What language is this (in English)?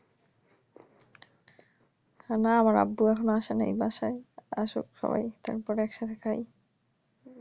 Bangla